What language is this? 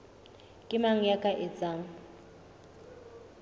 Southern Sotho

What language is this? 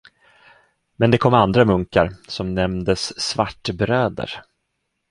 Swedish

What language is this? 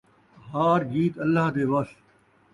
Saraiki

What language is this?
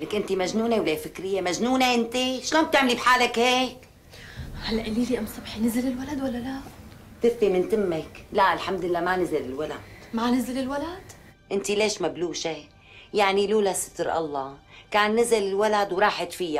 Arabic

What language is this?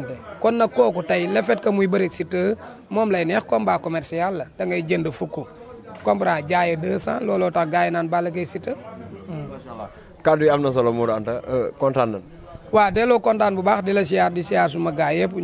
Indonesian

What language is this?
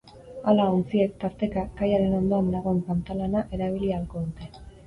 Basque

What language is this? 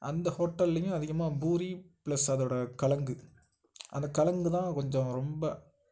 Tamil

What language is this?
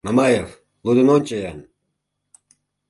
Mari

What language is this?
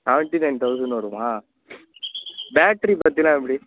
Tamil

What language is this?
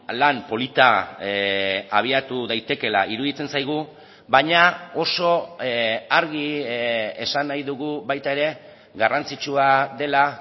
Basque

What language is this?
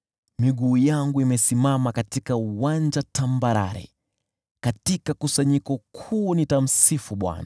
Swahili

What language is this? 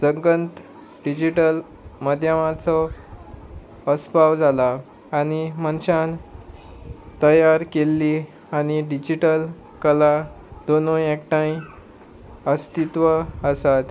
Konkani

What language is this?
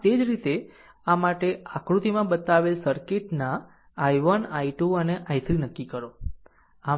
Gujarati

